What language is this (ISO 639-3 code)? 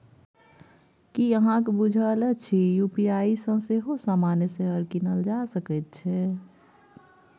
mai